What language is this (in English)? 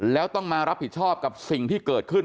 Thai